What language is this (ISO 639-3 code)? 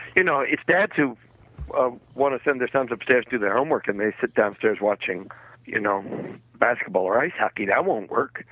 eng